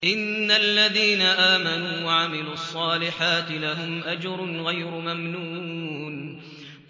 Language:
Arabic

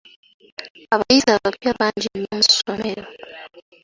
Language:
Ganda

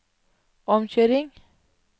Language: Norwegian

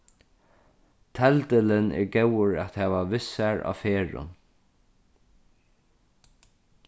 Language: Faroese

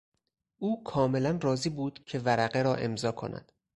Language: Persian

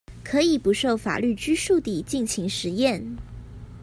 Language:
Chinese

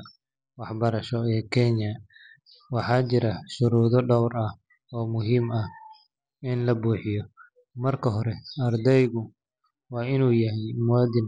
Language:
Somali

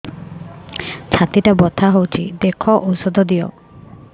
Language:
Odia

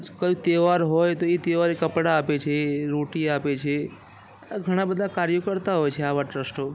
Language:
Gujarati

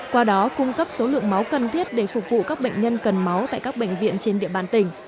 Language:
Vietnamese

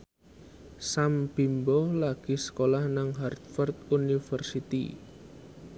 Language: Javanese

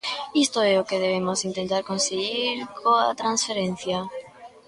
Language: Galician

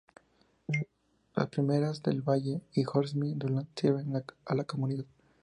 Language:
Spanish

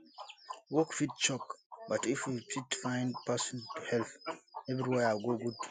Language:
Nigerian Pidgin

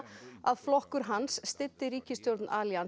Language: Icelandic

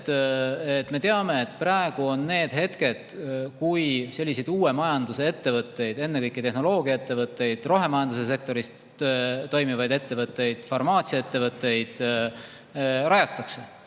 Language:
Estonian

